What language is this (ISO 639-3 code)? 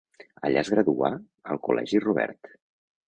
cat